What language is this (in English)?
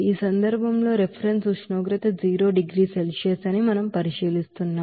Telugu